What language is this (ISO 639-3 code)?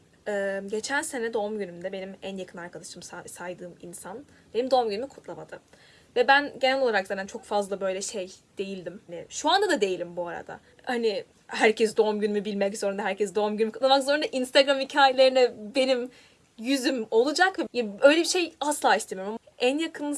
tur